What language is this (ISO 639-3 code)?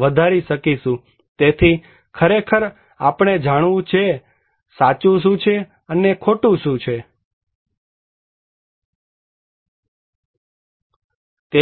guj